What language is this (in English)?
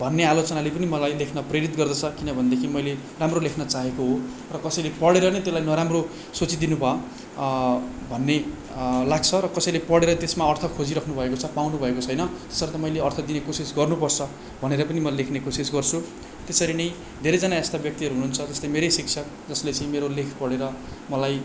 Nepali